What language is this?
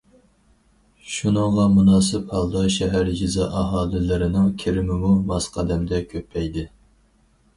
Uyghur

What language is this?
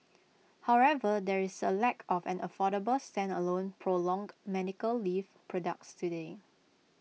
English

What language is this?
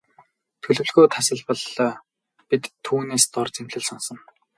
Mongolian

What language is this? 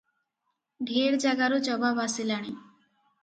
Odia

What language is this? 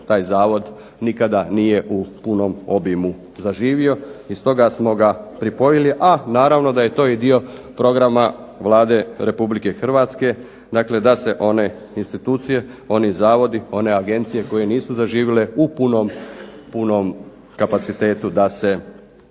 Croatian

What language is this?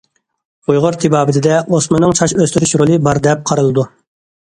Uyghur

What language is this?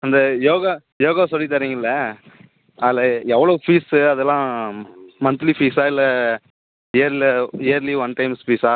Tamil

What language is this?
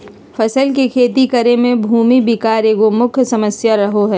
Magahi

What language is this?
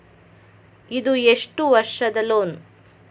Kannada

